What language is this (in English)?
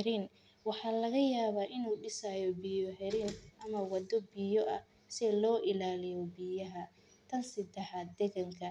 Somali